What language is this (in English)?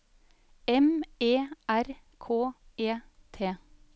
Norwegian